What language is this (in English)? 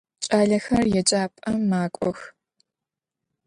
Adyghe